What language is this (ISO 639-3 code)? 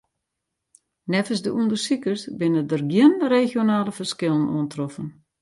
fry